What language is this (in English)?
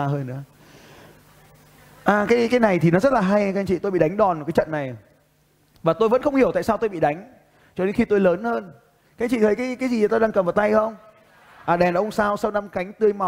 Vietnamese